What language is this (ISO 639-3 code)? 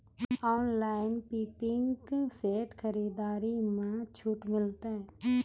mai